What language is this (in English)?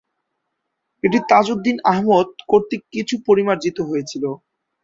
Bangla